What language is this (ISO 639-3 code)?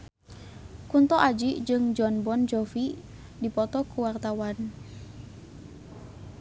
sun